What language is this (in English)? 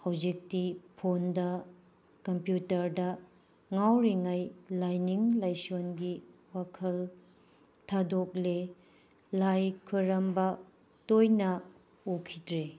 Manipuri